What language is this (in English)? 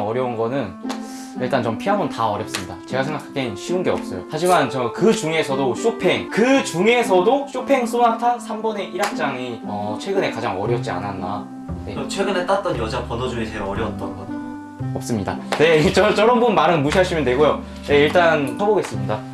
Korean